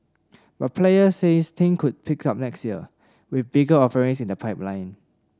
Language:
English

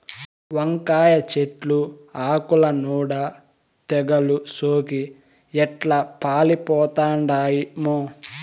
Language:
Telugu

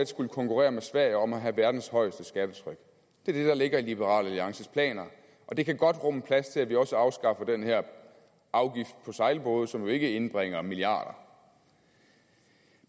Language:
Danish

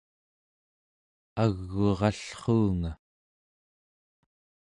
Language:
Central Yupik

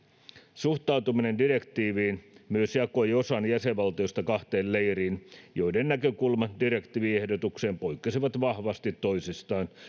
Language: Finnish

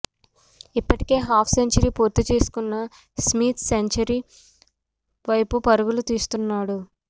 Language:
Telugu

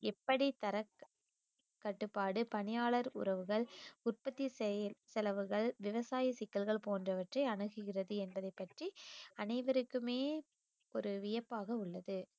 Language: Tamil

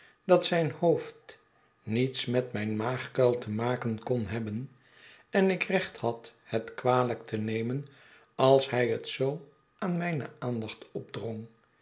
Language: Dutch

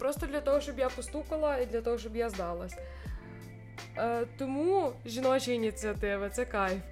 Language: Ukrainian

